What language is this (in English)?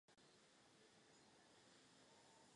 Czech